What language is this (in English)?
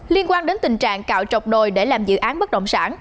Vietnamese